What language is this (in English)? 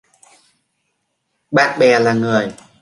Vietnamese